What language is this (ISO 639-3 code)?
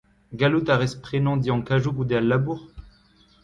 bre